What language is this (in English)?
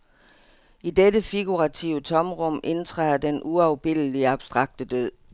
Danish